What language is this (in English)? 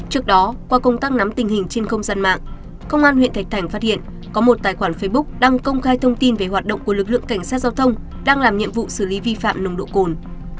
Vietnamese